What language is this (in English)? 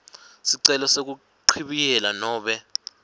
Swati